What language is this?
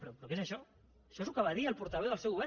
Catalan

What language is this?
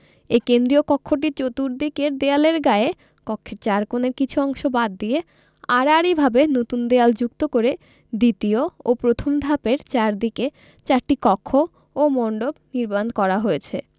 Bangla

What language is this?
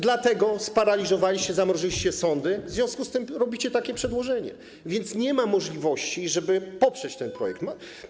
Polish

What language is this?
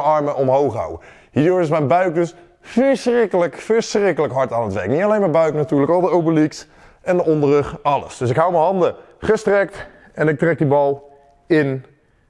Dutch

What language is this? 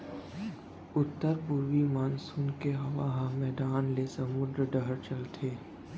Chhattisgarhi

